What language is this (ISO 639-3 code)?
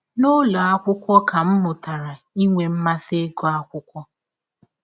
ibo